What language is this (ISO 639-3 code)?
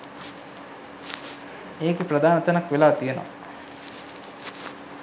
sin